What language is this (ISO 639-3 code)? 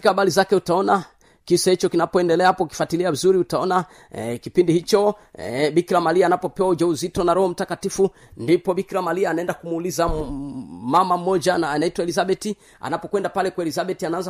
swa